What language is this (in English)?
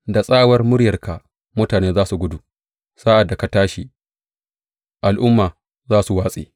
Hausa